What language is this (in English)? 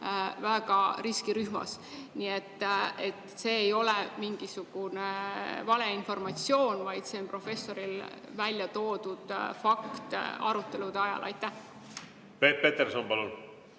Estonian